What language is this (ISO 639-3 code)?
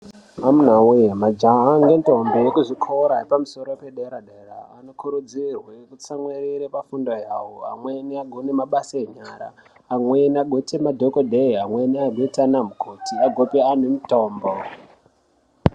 ndc